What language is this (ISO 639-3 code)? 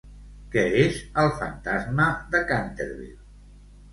cat